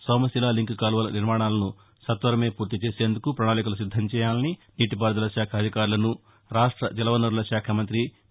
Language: Telugu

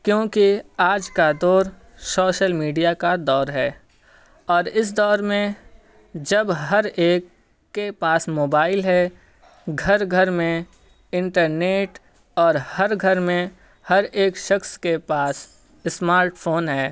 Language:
Urdu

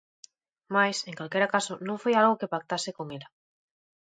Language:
Galician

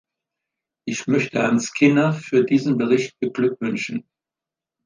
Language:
German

